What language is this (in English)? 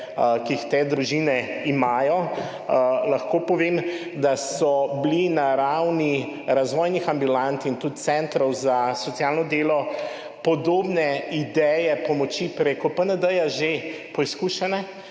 Slovenian